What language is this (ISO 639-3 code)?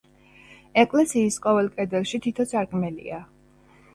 kat